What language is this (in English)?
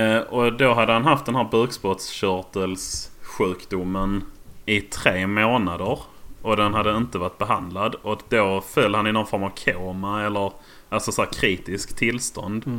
Swedish